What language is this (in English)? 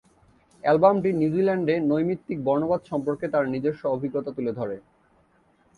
Bangla